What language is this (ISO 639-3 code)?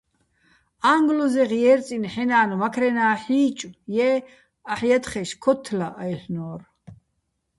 bbl